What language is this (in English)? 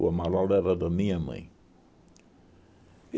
Portuguese